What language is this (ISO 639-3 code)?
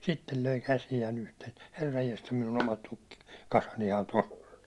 fin